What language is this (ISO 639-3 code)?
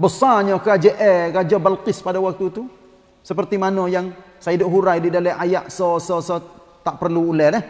msa